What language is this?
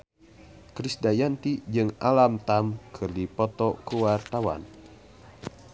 Sundanese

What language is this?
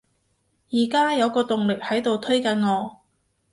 Cantonese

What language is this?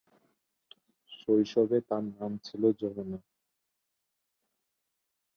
Bangla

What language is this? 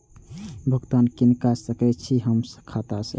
Maithili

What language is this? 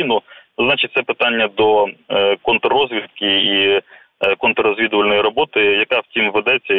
Ukrainian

